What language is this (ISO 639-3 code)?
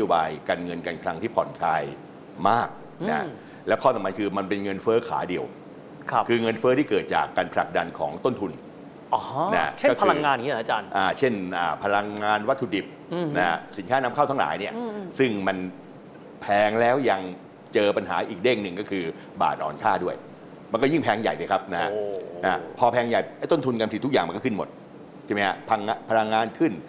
tha